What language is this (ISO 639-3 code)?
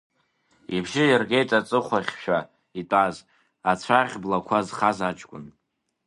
abk